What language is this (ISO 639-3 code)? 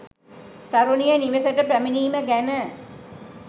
sin